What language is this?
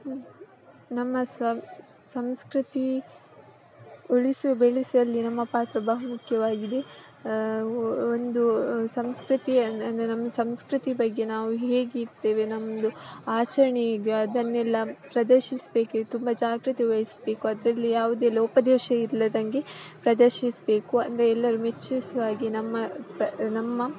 Kannada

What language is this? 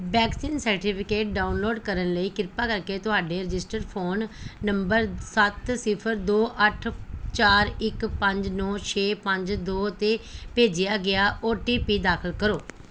Punjabi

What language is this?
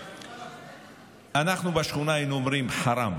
Hebrew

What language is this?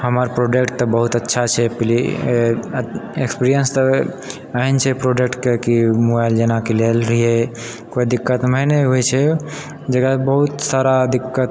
Maithili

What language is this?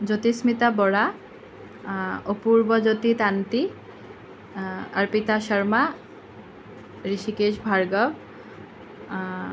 Assamese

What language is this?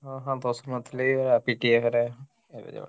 Odia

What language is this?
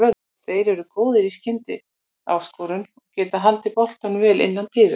Icelandic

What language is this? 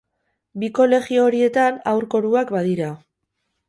Basque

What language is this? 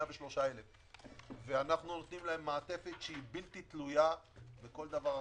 Hebrew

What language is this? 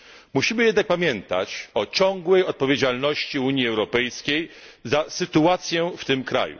Polish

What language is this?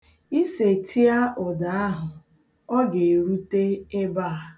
Igbo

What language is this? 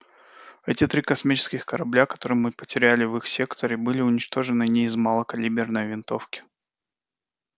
Russian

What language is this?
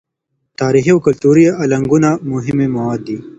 Pashto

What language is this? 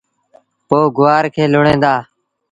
Sindhi Bhil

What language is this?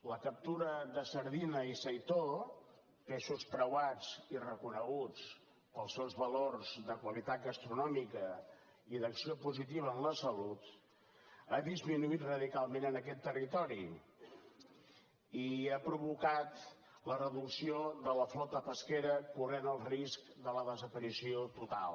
Catalan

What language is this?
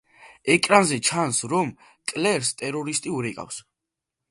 Georgian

